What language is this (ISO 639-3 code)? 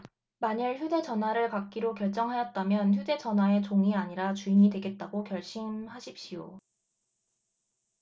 kor